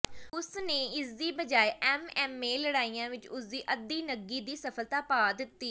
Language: Punjabi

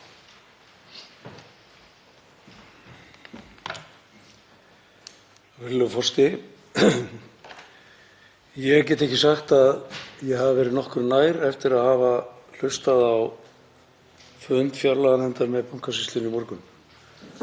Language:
Icelandic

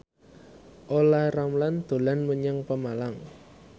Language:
Javanese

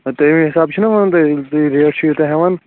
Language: Kashmiri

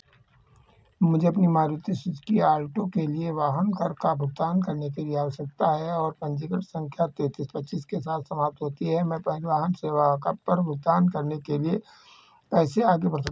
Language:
Hindi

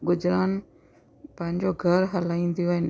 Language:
Sindhi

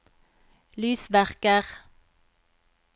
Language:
Norwegian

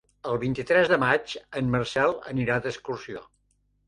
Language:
Catalan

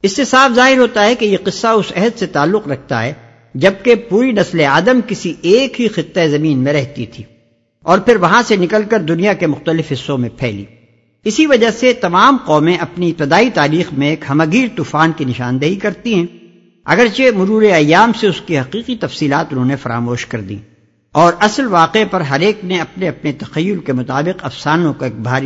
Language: Urdu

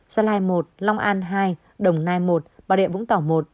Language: Vietnamese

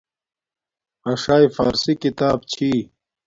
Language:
Domaaki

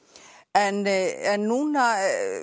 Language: Icelandic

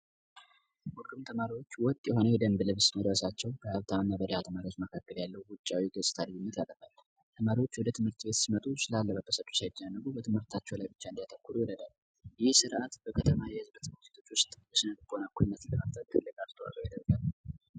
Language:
Amharic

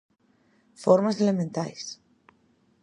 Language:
Galician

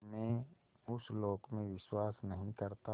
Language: Hindi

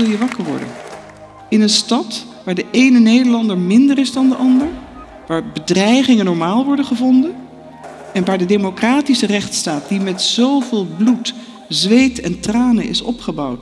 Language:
Dutch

